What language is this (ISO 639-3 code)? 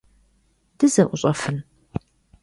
kbd